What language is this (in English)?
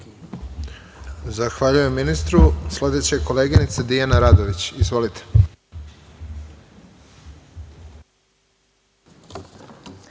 Serbian